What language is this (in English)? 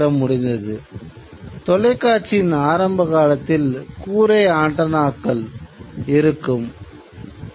Tamil